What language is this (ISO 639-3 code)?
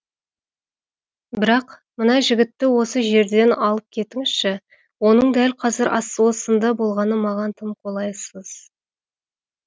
kaz